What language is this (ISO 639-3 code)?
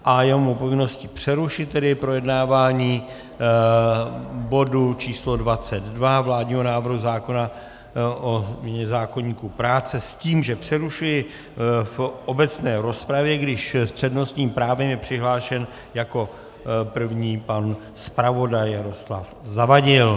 ces